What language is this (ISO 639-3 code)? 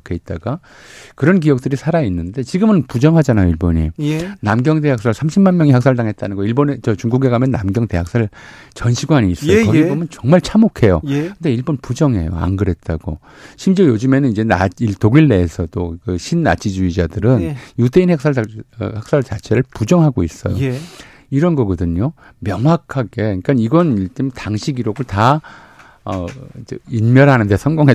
kor